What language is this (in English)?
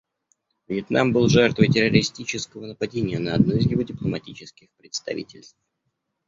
Russian